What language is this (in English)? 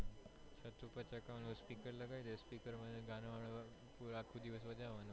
Gujarati